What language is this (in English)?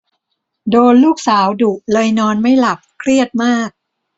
Thai